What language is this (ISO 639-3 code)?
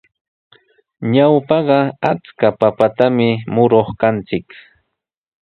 qws